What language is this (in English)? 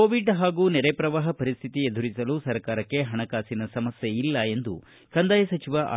Kannada